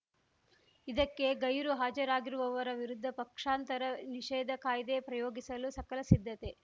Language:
Kannada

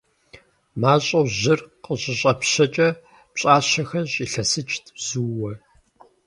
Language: Kabardian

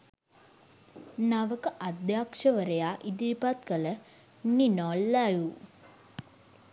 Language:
Sinhala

